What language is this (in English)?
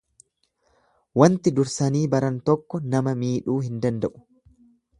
Oromo